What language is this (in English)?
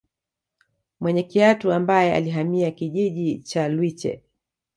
Swahili